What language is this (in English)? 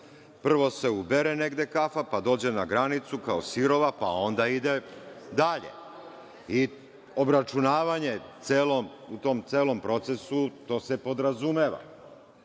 Serbian